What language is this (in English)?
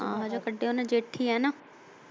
Punjabi